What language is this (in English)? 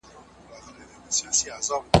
Pashto